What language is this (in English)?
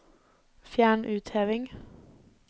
Norwegian